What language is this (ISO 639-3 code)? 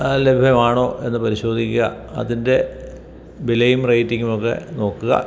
mal